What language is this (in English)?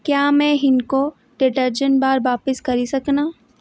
Dogri